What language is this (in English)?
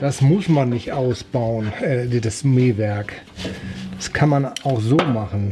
German